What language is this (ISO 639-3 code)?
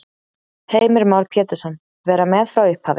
isl